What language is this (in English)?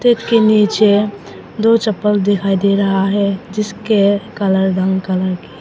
Hindi